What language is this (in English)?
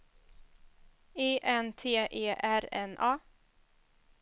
Swedish